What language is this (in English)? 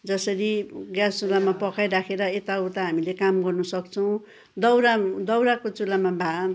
Nepali